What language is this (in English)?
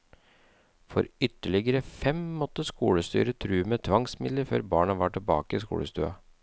Norwegian